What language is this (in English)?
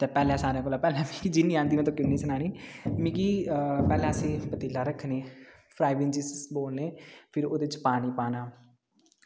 Dogri